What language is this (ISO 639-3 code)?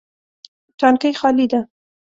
pus